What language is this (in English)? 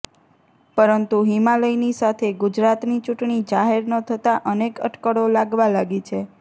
Gujarati